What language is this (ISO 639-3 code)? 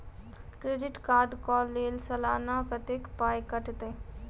mai